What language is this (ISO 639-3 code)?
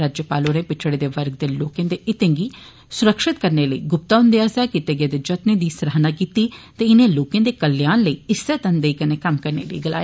doi